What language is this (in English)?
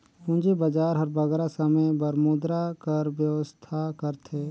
Chhattisgarhi